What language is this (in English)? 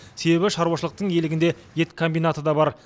Kazakh